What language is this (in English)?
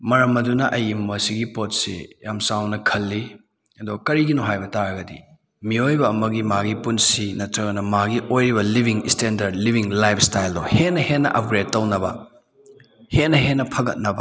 Manipuri